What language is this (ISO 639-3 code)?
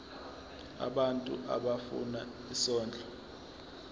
zul